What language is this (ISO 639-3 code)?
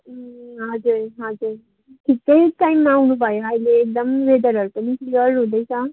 nep